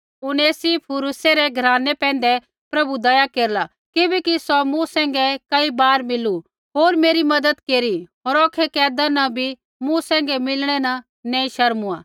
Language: Kullu Pahari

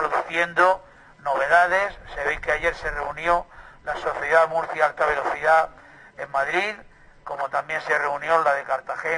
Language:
Spanish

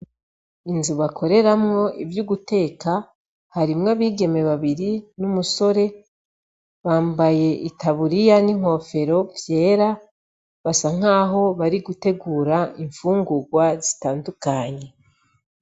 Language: Rundi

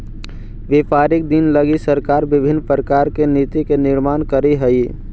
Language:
Magahi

